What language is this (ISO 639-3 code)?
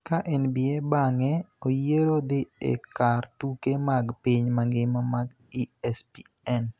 luo